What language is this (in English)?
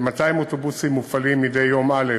Hebrew